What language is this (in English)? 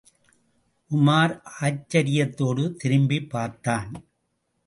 Tamil